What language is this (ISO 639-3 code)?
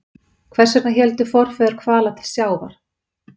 isl